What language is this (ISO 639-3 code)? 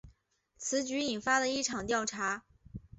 zho